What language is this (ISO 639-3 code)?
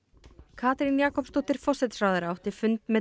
isl